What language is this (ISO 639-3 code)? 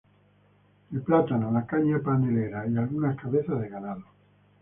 spa